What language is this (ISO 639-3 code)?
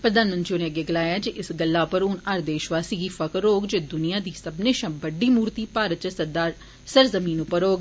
doi